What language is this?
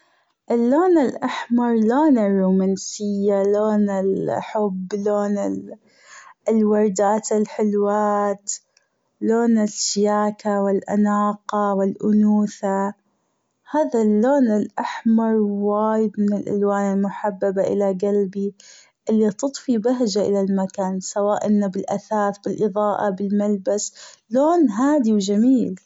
Gulf Arabic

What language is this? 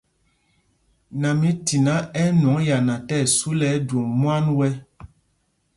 Mpumpong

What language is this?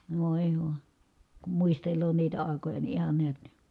Finnish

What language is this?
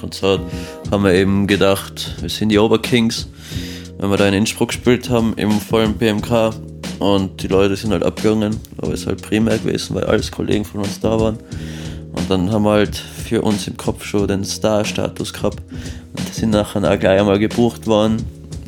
German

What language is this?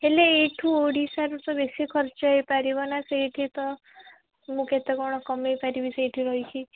Odia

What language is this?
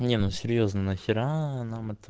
Russian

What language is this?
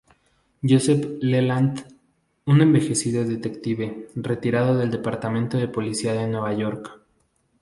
Spanish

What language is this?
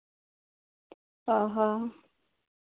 Santali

